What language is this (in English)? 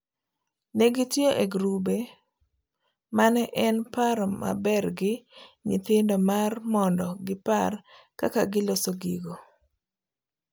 Luo (Kenya and Tanzania)